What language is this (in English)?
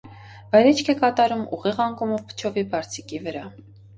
Armenian